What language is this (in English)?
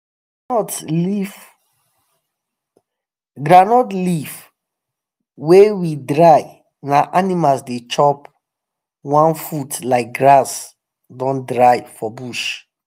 Nigerian Pidgin